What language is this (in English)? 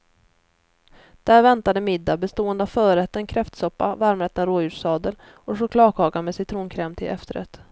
Swedish